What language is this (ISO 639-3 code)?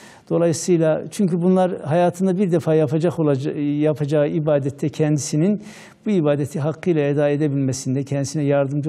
tur